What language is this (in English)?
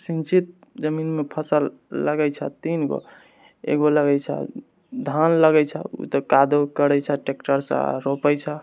Maithili